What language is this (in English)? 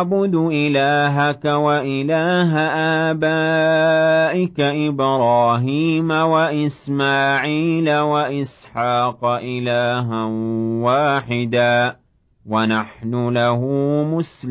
Arabic